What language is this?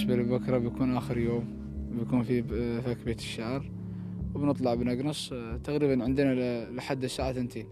Arabic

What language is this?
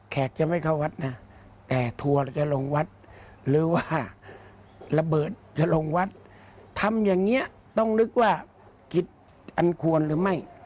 Thai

